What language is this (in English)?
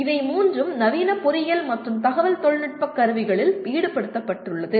Tamil